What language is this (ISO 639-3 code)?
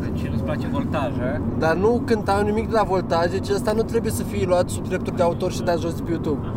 ron